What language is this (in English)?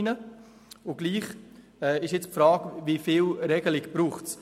Swiss German